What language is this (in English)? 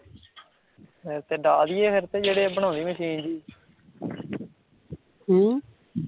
Punjabi